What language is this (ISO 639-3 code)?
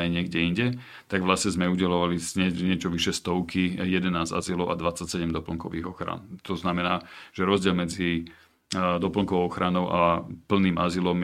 slk